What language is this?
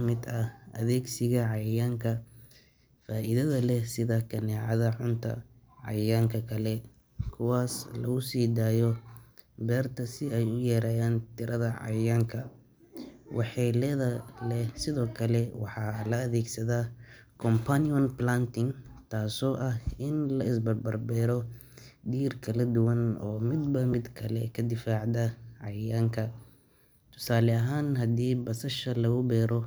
Somali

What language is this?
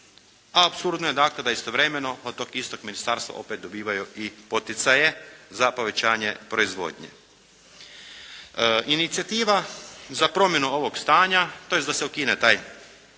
Croatian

